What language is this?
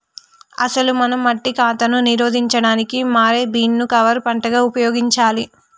Telugu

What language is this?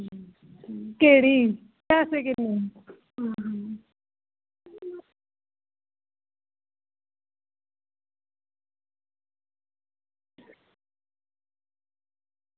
Dogri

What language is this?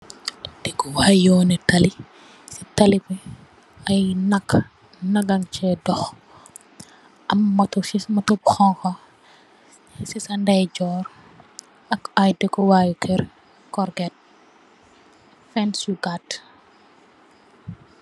Wolof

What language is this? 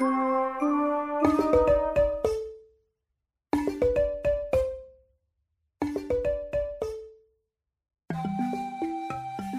Thai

